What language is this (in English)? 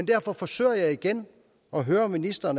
Danish